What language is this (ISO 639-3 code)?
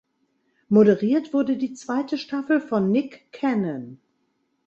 deu